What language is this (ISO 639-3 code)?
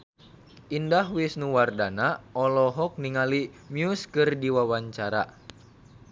sun